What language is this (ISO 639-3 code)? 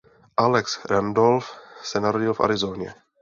ces